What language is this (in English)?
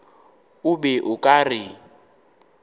Northern Sotho